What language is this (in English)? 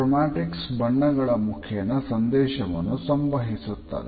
Kannada